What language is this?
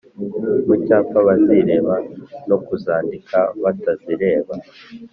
Kinyarwanda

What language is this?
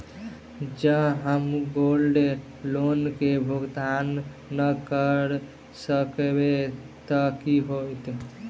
Maithili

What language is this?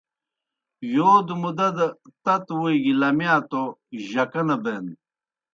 Kohistani Shina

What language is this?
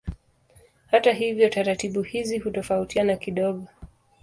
Swahili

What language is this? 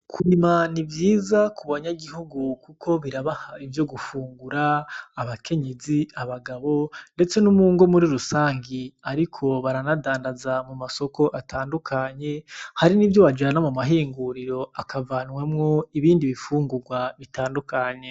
Rundi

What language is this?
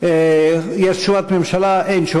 Hebrew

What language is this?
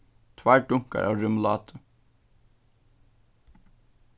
Faroese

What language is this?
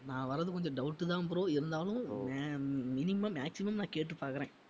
Tamil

